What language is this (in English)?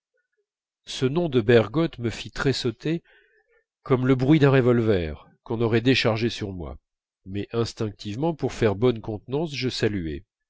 French